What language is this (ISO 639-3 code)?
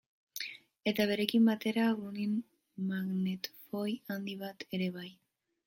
eus